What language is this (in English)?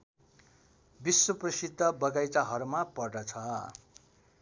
Nepali